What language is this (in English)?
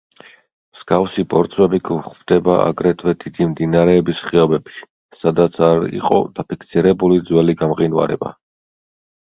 Georgian